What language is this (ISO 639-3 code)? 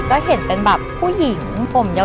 tha